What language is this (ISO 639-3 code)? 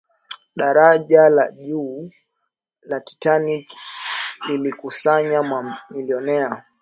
swa